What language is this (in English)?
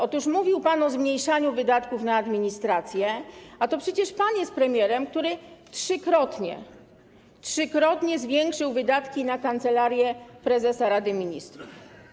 Polish